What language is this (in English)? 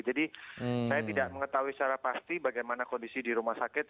Indonesian